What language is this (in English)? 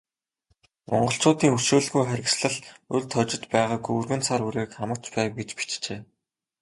Mongolian